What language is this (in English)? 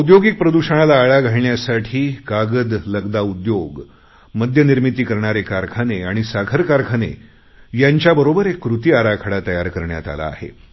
Marathi